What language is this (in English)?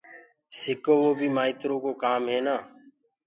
Gurgula